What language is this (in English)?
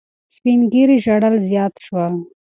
Pashto